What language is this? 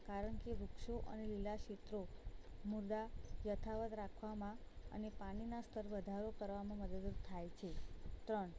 Gujarati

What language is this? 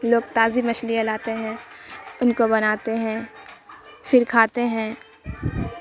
Urdu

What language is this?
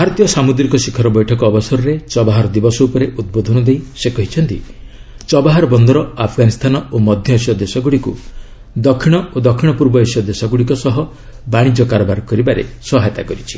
Odia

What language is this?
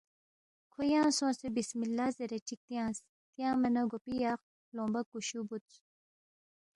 Balti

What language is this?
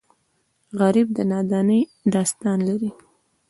Pashto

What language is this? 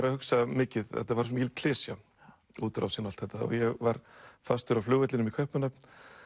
Icelandic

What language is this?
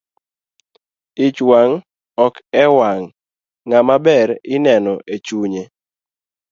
Luo (Kenya and Tanzania)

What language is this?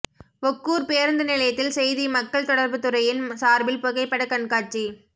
Tamil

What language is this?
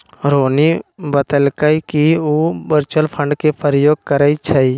Magahi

